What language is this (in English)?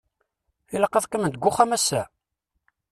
Kabyle